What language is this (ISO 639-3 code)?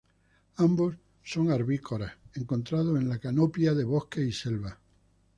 spa